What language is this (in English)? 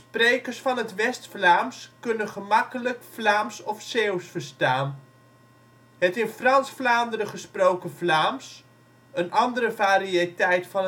Dutch